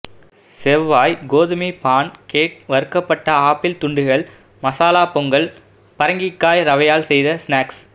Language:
Tamil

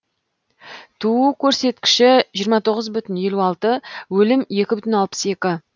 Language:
Kazakh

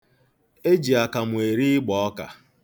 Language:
Igbo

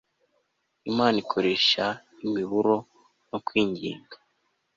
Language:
Kinyarwanda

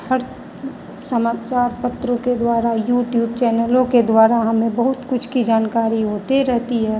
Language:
Hindi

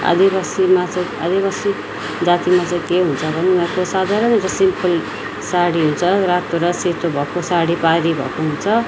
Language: Nepali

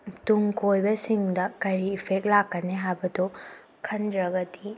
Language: Manipuri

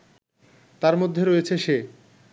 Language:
Bangla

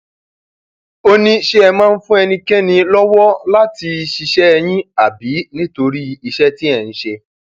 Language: Yoruba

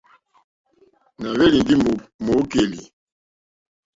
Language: Mokpwe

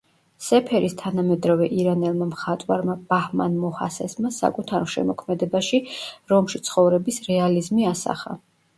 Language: Georgian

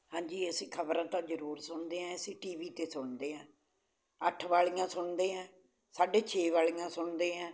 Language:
Punjabi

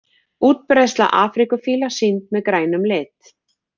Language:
Icelandic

